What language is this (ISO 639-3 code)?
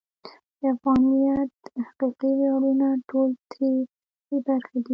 pus